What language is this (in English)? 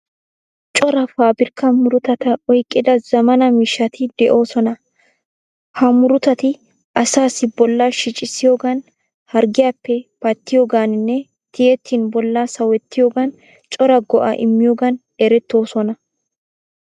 Wolaytta